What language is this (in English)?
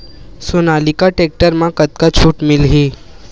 Chhattisgarhi